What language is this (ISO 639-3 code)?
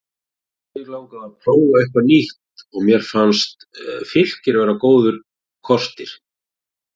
isl